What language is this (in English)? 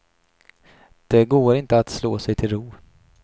Swedish